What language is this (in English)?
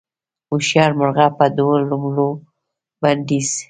Pashto